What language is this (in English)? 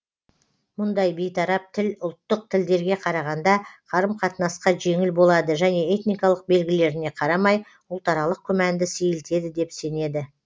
Kazakh